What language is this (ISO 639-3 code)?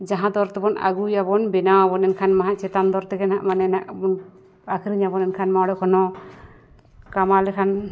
sat